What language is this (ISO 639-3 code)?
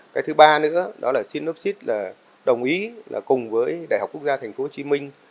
vie